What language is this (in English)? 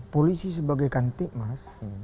Indonesian